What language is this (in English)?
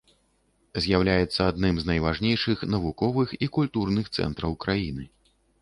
Belarusian